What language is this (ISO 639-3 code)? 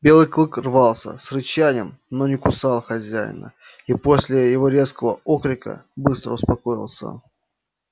rus